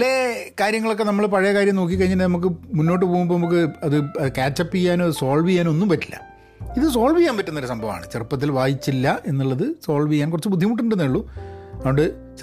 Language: Malayalam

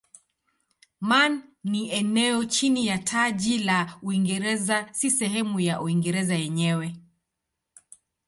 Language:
Swahili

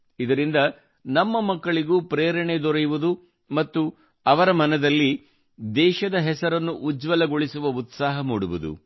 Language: Kannada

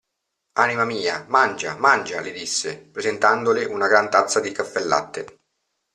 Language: Italian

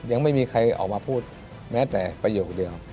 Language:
Thai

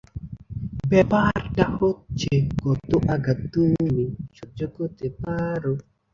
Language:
Bangla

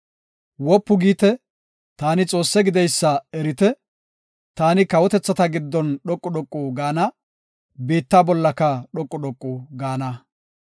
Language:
Gofa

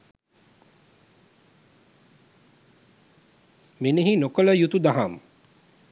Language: Sinhala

